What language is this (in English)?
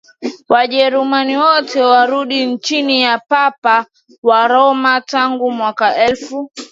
Swahili